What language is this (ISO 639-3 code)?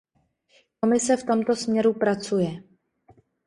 ces